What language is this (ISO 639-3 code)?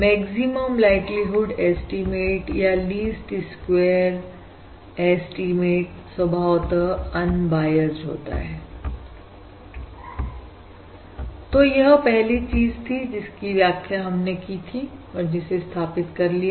hin